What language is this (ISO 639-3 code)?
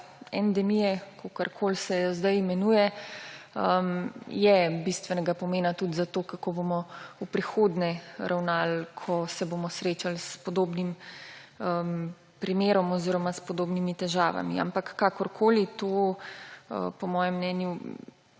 slv